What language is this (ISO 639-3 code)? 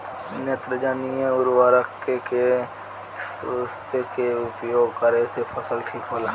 bho